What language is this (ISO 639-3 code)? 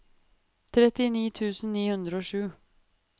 nor